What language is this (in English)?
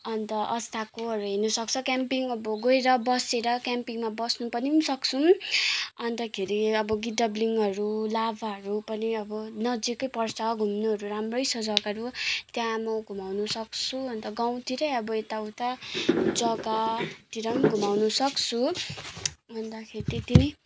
Nepali